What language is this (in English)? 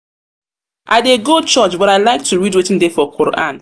Nigerian Pidgin